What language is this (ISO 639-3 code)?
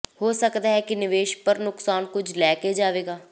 pan